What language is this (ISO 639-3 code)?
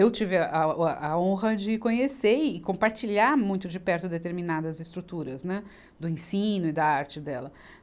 por